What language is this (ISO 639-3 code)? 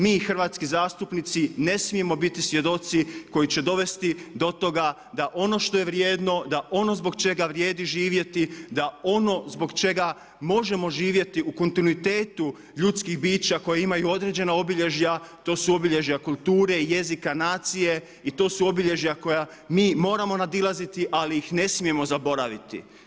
hrv